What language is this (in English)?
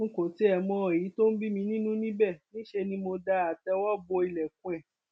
Yoruba